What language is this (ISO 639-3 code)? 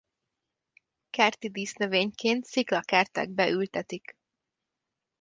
hun